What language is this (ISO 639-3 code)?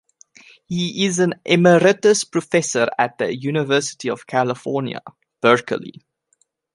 eng